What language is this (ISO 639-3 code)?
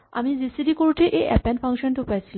asm